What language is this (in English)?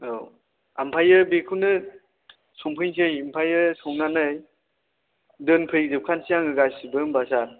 Bodo